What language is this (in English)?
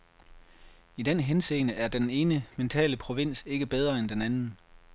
Danish